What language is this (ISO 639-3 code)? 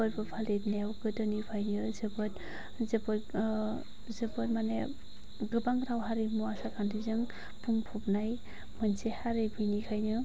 brx